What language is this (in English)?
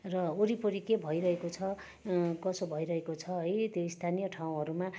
Nepali